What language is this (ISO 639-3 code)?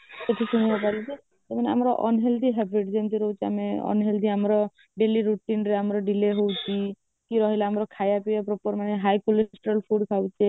ori